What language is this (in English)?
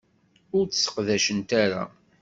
Kabyle